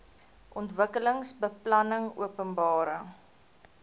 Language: Afrikaans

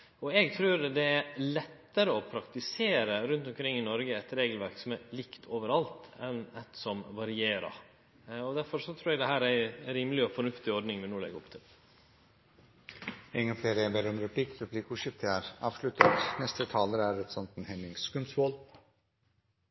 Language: Norwegian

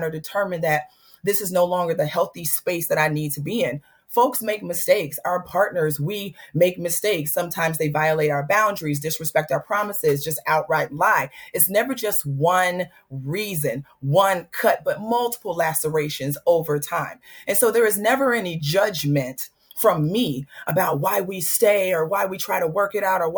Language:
English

